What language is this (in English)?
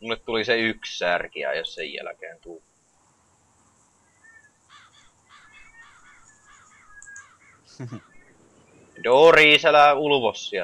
Finnish